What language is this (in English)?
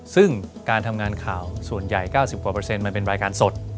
Thai